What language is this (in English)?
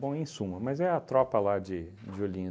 Portuguese